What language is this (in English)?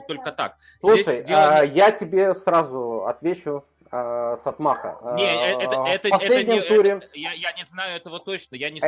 Russian